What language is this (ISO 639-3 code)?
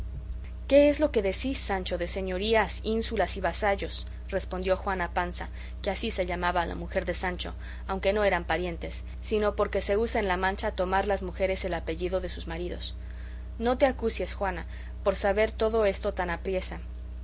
spa